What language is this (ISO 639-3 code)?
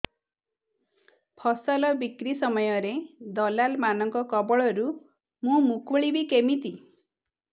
ori